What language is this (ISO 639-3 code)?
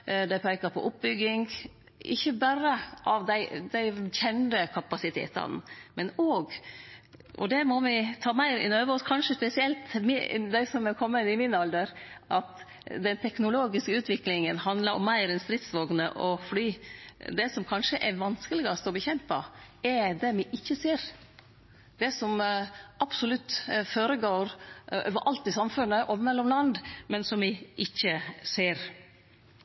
nno